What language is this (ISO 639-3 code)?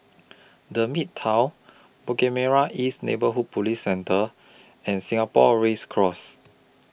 eng